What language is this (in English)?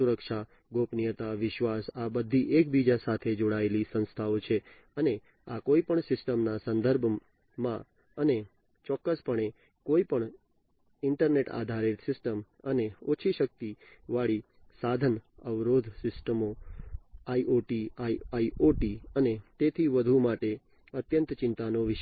Gujarati